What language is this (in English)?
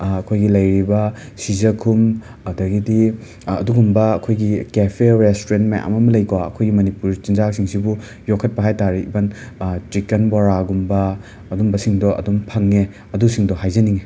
Manipuri